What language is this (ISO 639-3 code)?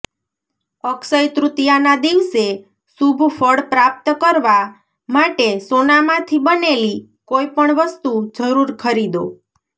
guj